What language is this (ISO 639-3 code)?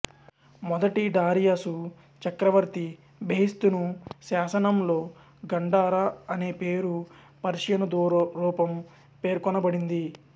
tel